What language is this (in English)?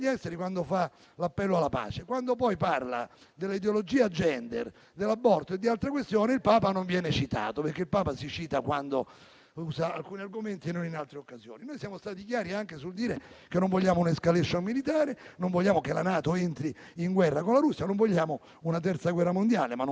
Italian